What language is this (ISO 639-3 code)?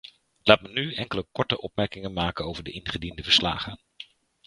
nld